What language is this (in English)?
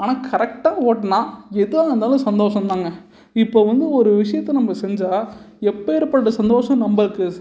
Tamil